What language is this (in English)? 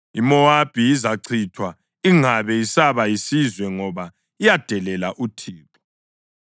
North Ndebele